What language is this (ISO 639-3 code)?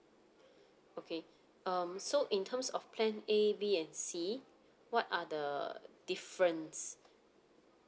eng